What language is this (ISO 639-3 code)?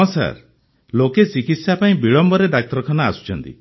ori